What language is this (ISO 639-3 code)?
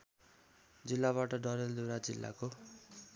nep